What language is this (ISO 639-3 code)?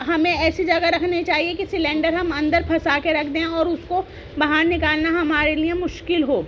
urd